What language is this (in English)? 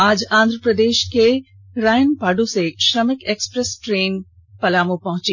Hindi